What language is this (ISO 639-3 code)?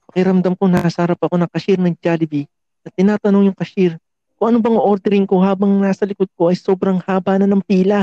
fil